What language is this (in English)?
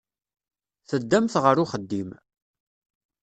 Kabyle